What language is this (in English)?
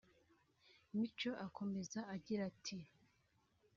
Kinyarwanda